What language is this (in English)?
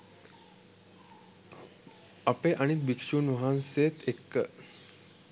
Sinhala